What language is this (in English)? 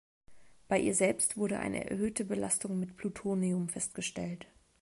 German